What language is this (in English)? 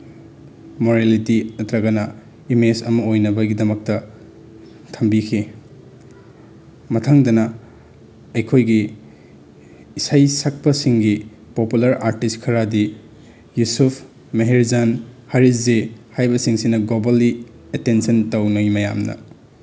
Manipuri